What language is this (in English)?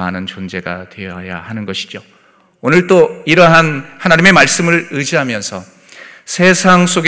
Korean